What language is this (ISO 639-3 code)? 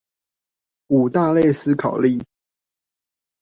zho